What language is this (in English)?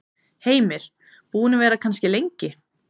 Icelandic